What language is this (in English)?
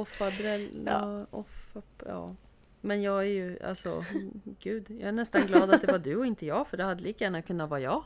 Swedish